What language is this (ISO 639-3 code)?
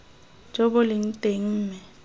tsn